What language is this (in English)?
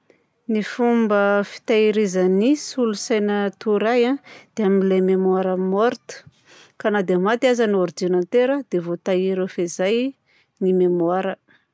Southern Betsimisaraka Malagasy